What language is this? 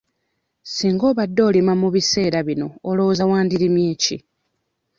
Ganda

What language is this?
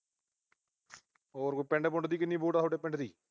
Punjabi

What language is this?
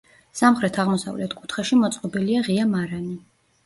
Georgian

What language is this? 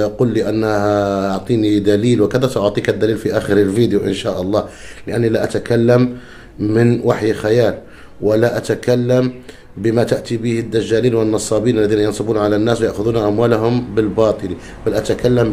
Arabic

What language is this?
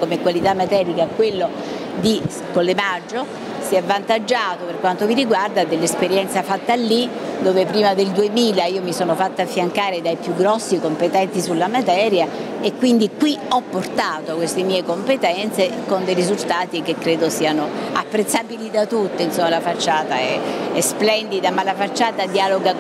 Italian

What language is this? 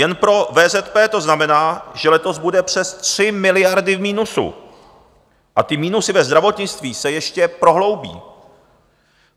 Czech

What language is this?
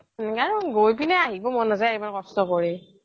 Assamese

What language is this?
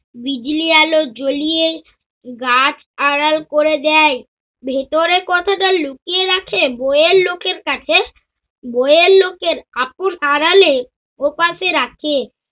Bangla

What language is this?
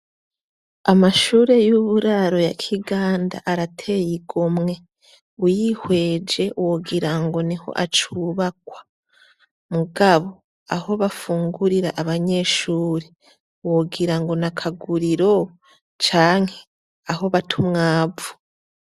Rundi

